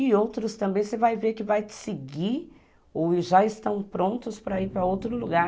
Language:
Portuguese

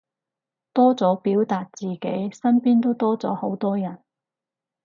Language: Cantonese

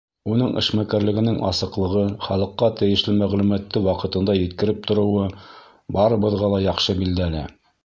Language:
Bashkir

